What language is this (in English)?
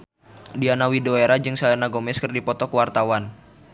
Sundanese